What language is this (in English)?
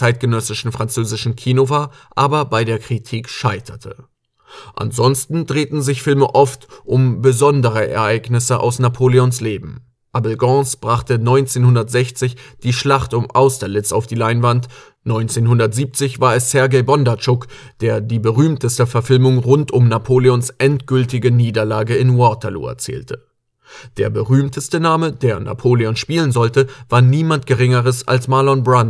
German